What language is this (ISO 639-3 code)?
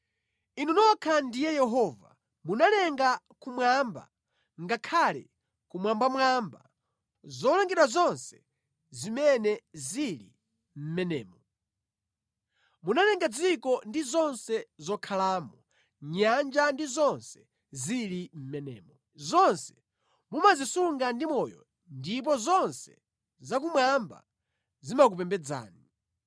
nya